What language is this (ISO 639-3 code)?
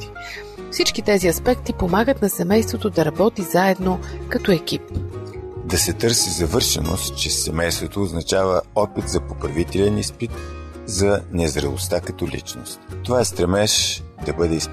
bul